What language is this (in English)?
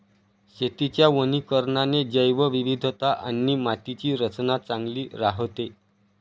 Marathi